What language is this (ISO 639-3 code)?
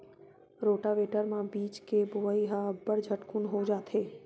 hne